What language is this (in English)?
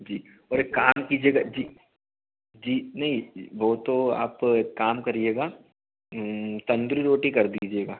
Hindi